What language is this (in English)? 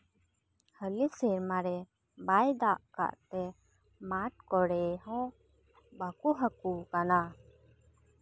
Santali